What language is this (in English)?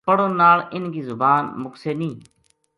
Gujari